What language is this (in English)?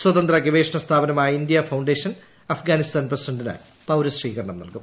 Malayalam